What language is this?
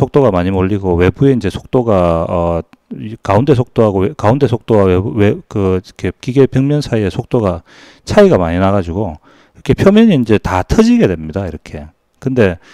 Korean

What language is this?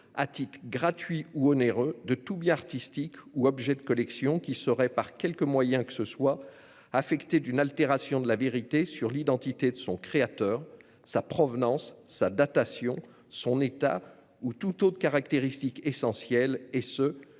French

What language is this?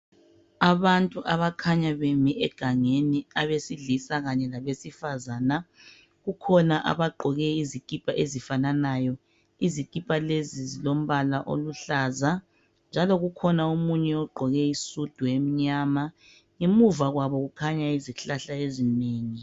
North Ndebele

